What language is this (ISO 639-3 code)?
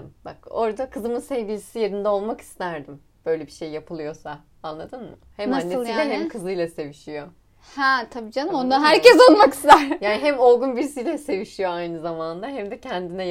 tur